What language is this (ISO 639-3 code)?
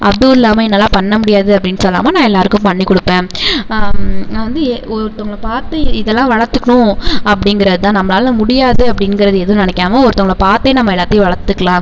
tam